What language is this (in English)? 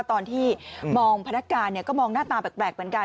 Thai